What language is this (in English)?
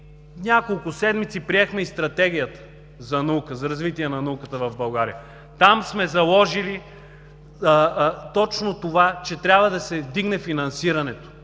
Bulgarian